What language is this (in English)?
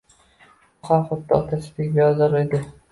Uzbek